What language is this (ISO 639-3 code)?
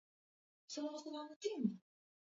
swa